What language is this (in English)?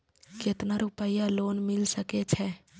Maithili